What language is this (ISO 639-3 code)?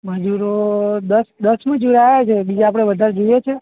guj